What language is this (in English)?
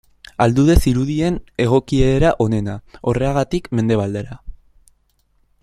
Basque